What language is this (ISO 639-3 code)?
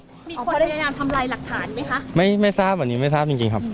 tha